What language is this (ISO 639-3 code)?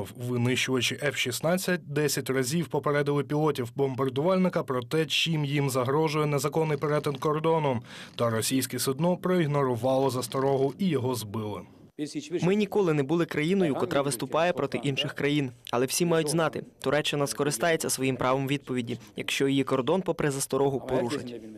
ukr